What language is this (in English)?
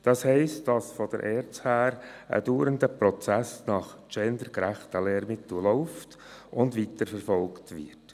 Swiss German